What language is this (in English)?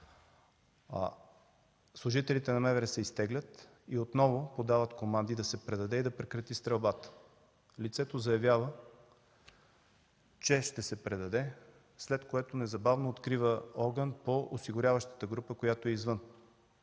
Bulgarian